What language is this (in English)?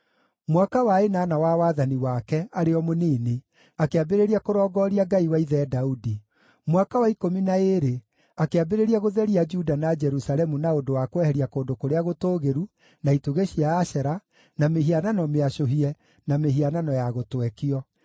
Kikuyu